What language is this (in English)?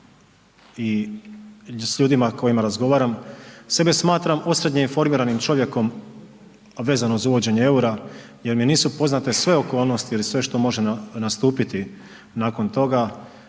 Croatian